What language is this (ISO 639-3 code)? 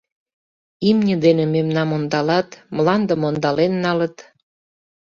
chm